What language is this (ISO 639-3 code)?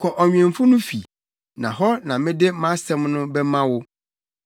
aka